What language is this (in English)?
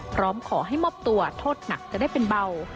Thai